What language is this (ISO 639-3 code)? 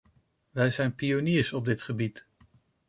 nld